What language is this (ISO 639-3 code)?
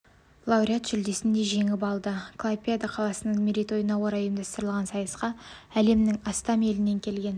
kaz